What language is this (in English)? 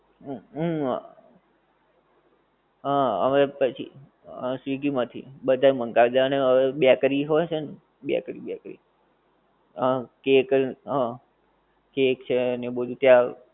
Gujarati